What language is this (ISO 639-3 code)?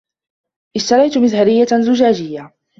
ara